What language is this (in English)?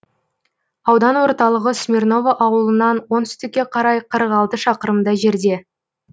Kazakh